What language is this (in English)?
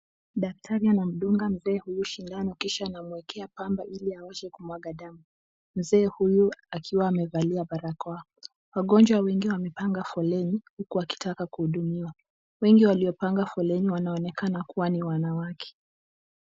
Swahili